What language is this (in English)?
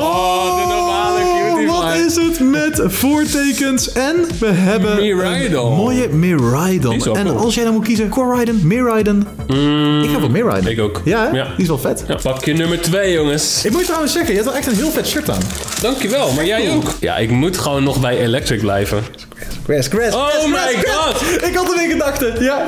Dutch